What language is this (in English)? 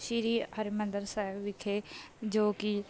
Punjabi